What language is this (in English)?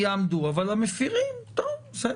Hebrew